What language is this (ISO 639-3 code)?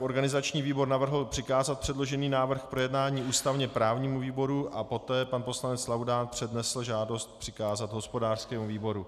ces